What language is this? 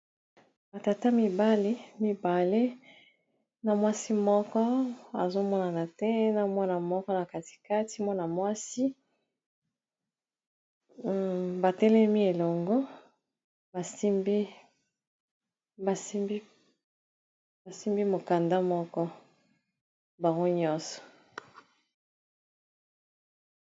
Lingala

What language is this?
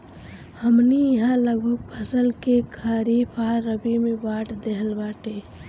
Bhojpuri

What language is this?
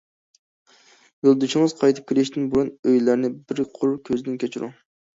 Uyghur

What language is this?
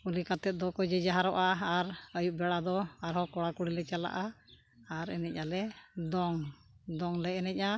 Santali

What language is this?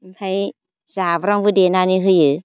Bodo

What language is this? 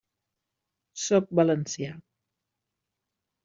Catalan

